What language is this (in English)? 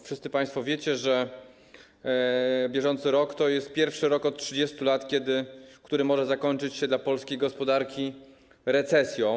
Polish